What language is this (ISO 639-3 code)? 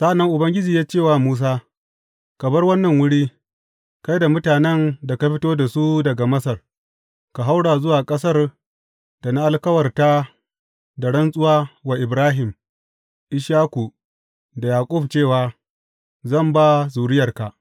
hau